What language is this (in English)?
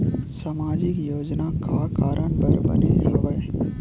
Chhattisgarhi